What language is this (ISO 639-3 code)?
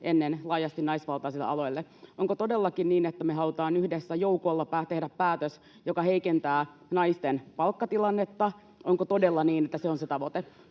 fin